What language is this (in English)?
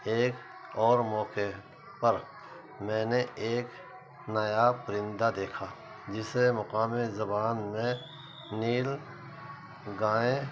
Urdu